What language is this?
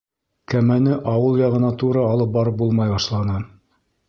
Bashkir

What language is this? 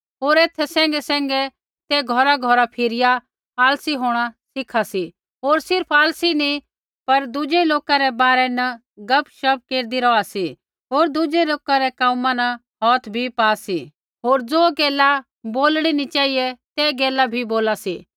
Kullu Pahari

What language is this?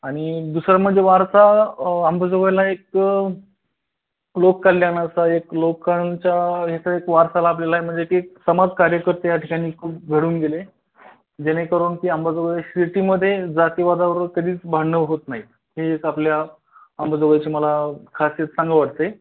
Marathi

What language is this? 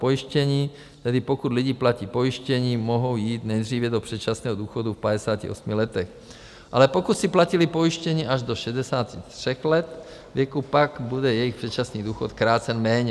Czech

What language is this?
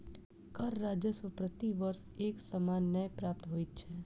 Maithili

